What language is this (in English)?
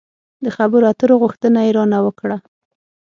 Pashto